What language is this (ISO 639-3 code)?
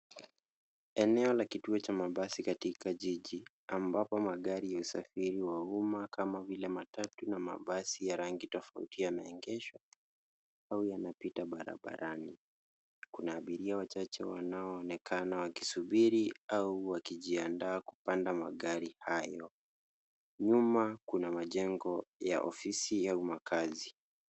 swa